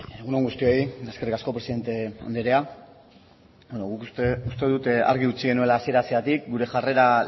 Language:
Basque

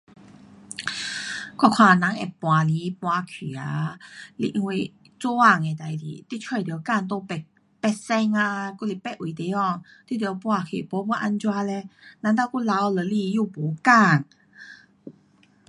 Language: Pu-Xian Chinese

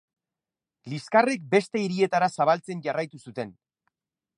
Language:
Basque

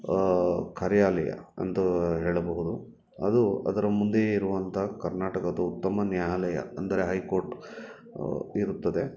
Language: Kannada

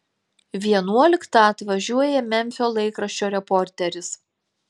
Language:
Lithuanian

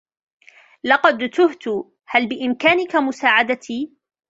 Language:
Arabic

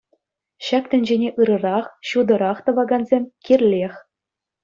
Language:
Chuvash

